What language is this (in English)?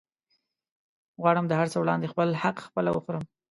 Pashto